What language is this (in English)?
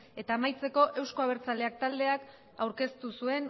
Basque